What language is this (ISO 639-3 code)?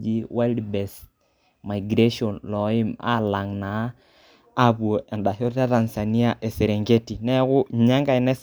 mas